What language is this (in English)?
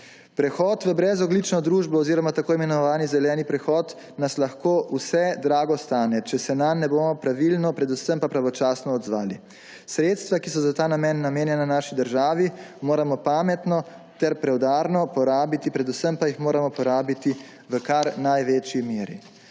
Slovenian